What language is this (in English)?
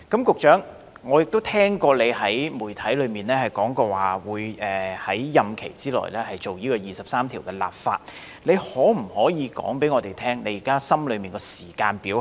Cantonese